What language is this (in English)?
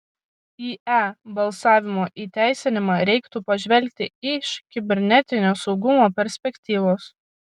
Lithuanian